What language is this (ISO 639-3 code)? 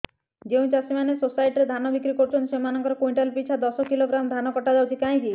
ori